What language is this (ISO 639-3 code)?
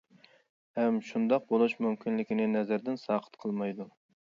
uig